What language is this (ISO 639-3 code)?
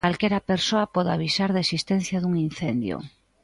glg